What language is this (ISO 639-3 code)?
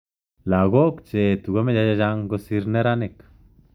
kln